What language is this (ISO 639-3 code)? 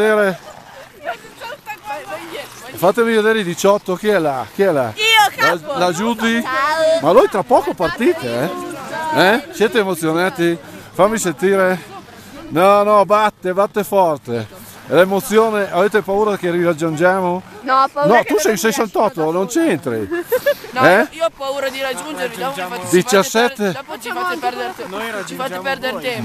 ita